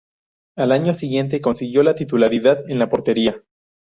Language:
Spanish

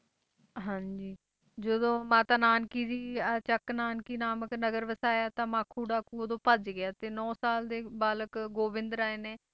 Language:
Punjabi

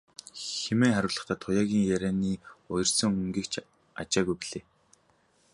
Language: Mongolian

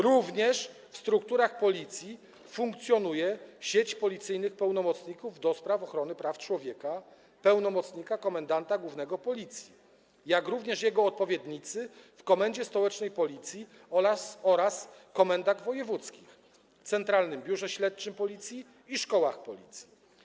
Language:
Polish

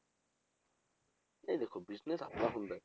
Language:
Punjabi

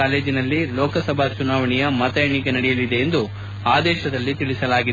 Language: Kannada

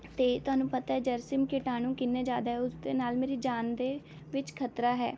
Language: Punjabi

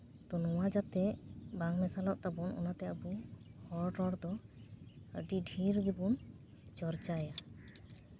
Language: Santali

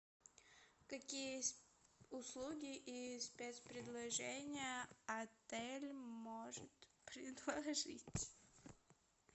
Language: Russian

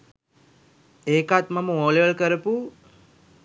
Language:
Sinhala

